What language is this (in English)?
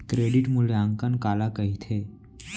Chhattisgarhi